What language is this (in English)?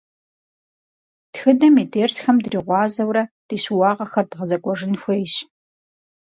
Kabardian